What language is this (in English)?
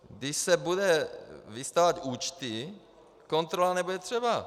Czech